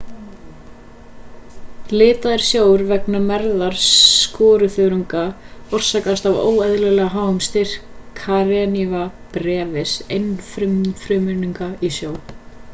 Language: Icelandic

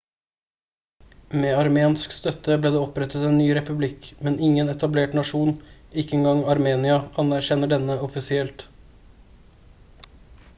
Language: Norwegian Bokmål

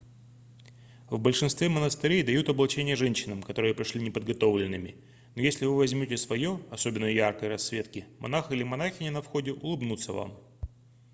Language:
Russian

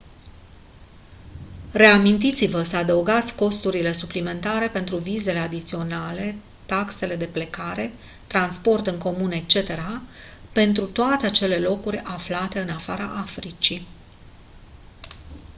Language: Romanian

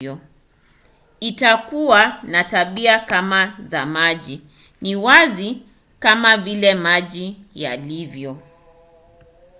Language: Swahili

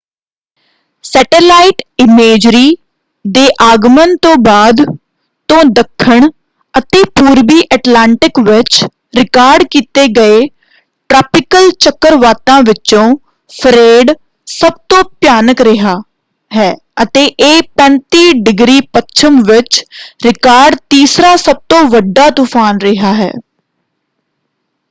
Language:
Punjabi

